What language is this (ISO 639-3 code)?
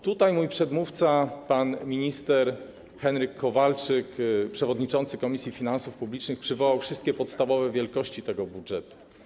pol